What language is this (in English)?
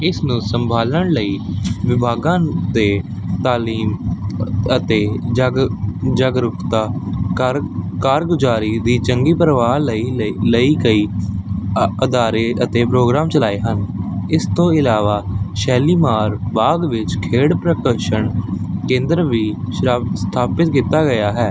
Punjabi